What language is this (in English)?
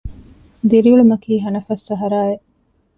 Divehi